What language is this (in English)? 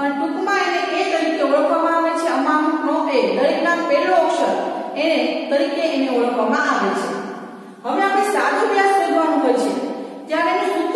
Romanian